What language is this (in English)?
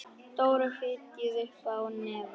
Icelandic